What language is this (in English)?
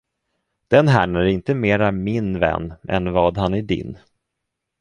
Swedish